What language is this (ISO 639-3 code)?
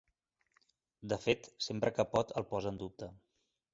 cat